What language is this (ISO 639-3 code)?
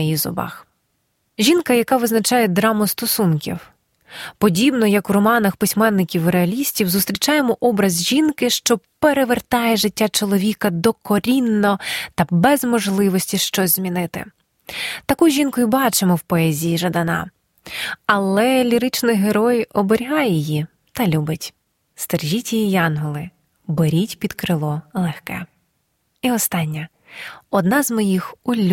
ukr